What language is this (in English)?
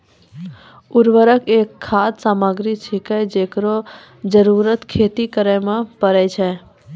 Maithili